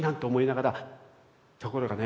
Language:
Japanese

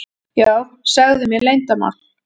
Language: Icelandic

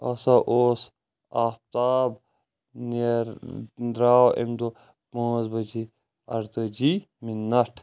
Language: Kashmiri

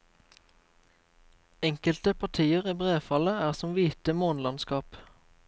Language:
Norwegian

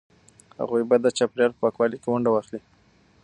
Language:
Pashto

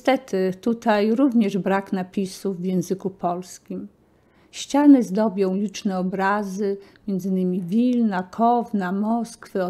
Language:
Polish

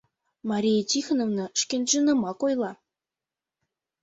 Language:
Mari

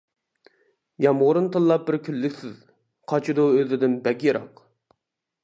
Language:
Uyghur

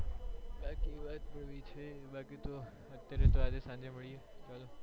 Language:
Gujarati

